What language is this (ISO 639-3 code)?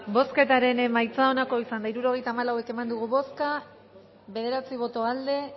eus